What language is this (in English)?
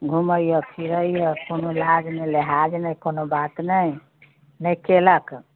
Maithili